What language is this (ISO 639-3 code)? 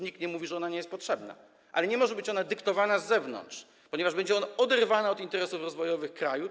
pol